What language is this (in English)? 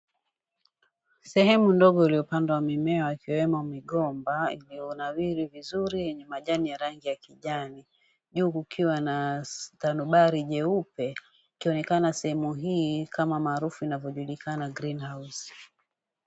Swahili